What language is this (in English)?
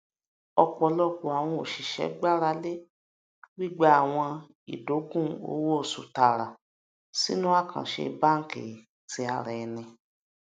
Yoruba